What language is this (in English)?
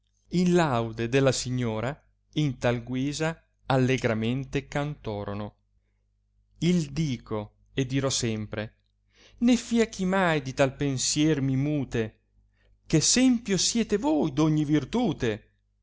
Italian